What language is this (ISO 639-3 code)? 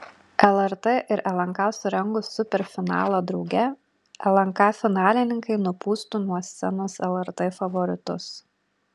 lit